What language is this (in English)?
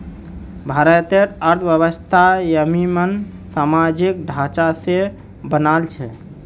Magahi